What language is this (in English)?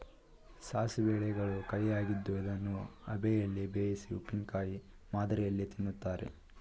Kannada